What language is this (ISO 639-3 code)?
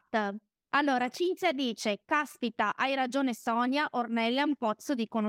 ita